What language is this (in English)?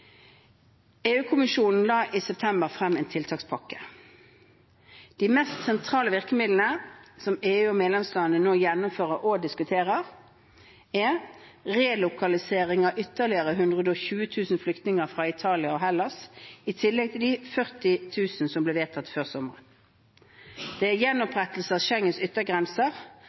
Norwegian Bokmål